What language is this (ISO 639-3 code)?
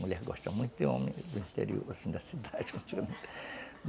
por